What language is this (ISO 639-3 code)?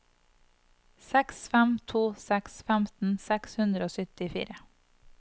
nor